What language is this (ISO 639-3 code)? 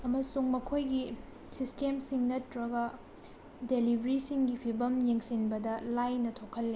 mni